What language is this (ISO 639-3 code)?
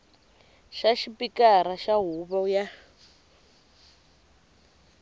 tso